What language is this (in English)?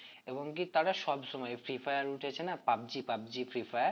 Bangla